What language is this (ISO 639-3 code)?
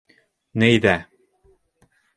bak